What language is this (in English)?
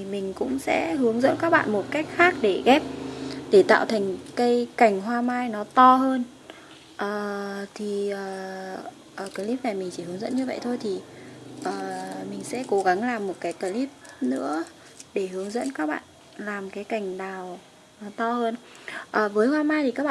Vietnamese